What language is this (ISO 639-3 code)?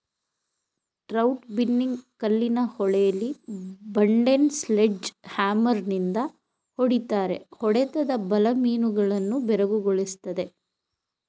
kan